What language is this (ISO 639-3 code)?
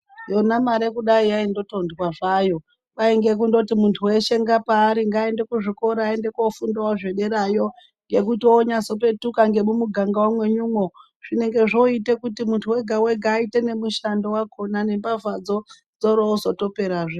ndc